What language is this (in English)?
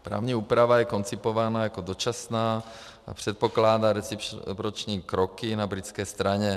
Czech